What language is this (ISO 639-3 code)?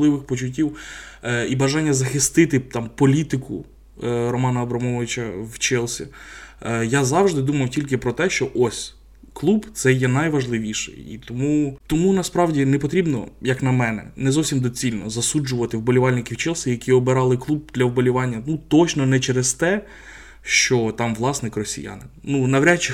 ukr